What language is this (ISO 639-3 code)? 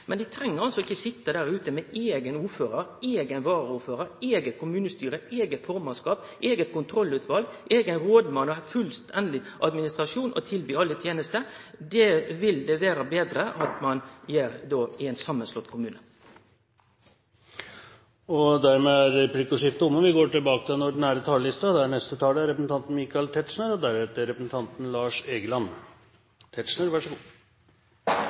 nor